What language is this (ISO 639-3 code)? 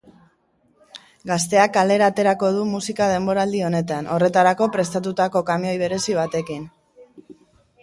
eus